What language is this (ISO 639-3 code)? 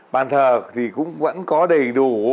vie